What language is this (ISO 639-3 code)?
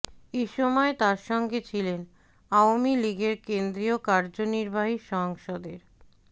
ben